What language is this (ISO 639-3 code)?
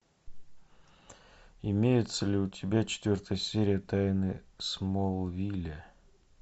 rus